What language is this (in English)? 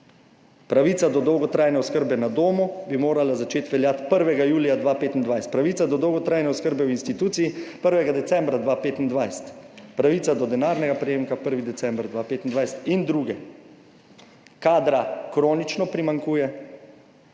Slovenian